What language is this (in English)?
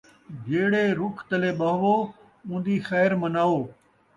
Saraiki